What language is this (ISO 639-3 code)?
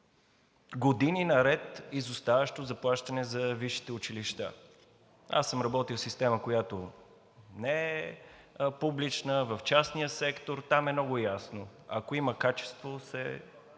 bul